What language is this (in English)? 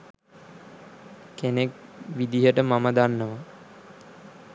Sinhala